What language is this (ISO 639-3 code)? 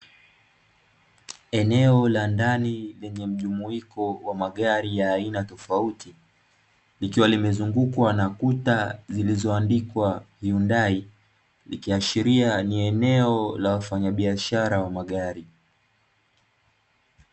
swa